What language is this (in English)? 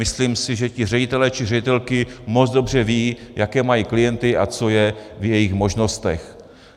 Czech